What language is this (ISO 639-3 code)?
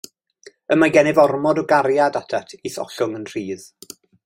cym